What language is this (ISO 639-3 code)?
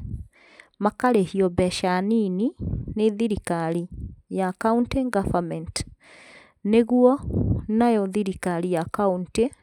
kik